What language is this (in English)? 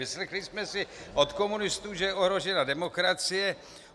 Czech